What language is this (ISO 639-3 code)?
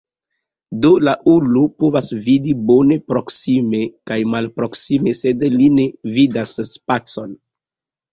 epo